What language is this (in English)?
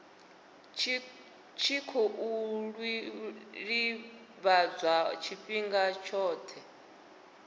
Venda